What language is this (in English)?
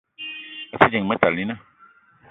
Eton (Cameroon)